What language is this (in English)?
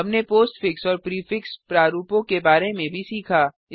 Hindi